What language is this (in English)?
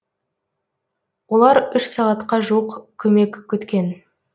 Kazakh